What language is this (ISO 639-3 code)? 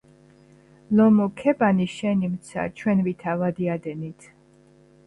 kat